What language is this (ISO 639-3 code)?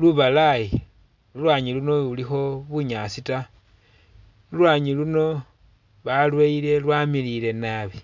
myx